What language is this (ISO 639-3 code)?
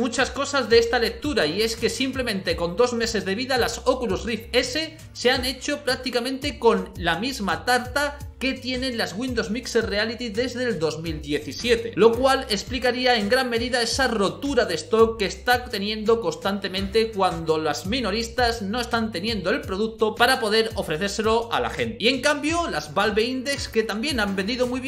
spa